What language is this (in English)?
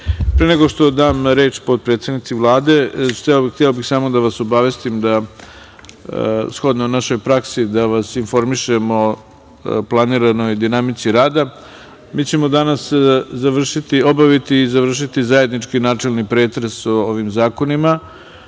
Serbian